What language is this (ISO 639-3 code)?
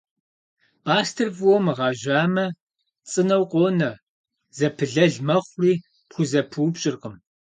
kbd